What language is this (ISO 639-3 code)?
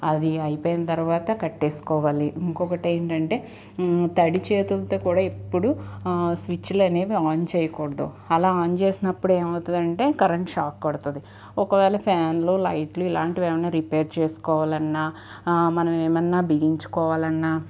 tel